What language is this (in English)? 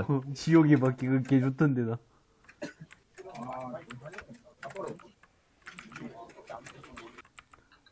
Korean